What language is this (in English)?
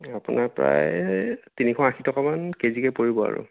Assamese